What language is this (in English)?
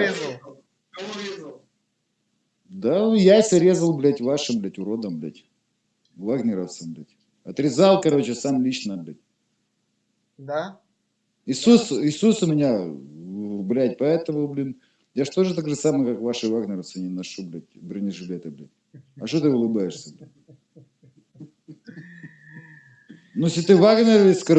Russian